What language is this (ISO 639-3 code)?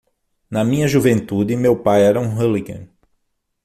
por